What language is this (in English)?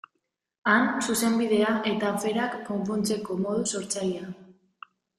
Basque